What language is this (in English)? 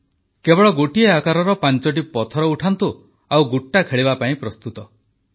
Odia